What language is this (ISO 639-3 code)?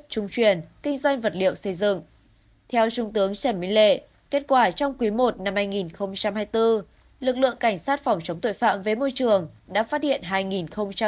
vie